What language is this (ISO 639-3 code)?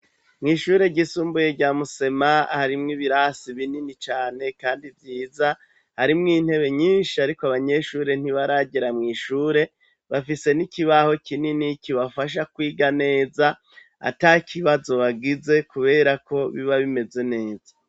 run